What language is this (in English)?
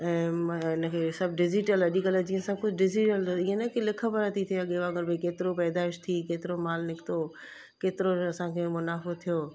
Sindhi